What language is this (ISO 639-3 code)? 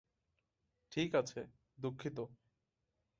ben